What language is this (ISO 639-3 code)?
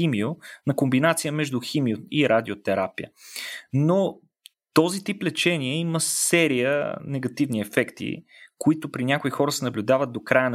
bul